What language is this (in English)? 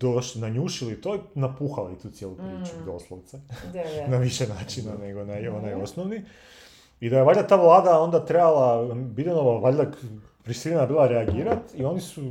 Croatian